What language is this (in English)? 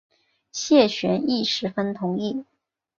Chinese